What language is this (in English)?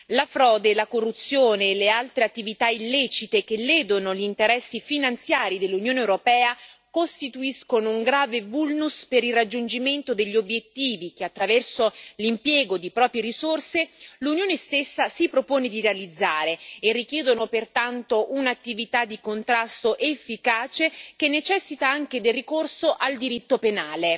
Italian